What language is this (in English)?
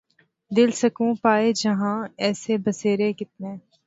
Urdu